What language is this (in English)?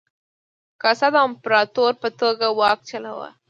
Pashto